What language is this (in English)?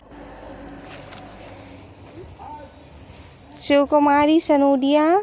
Hindi